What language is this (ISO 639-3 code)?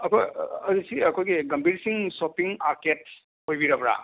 mni